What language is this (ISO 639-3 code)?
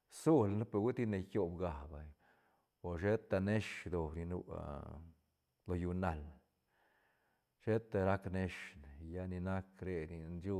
ztn